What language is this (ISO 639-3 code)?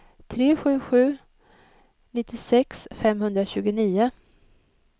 swe